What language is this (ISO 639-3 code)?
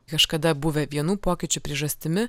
lit